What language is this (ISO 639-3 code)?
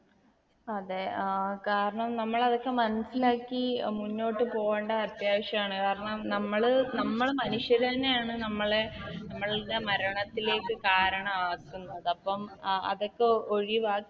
mal